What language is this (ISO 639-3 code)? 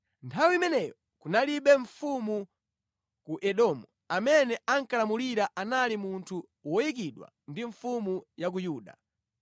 nya